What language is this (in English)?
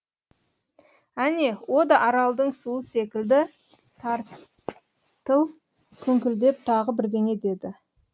Kazakh